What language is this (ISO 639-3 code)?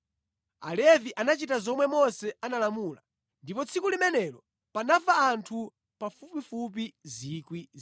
nya